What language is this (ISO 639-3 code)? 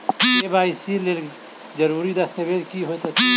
mai